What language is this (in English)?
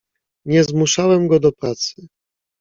Polish